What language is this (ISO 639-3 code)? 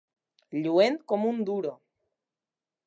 cat